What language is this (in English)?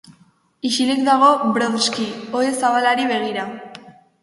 Basque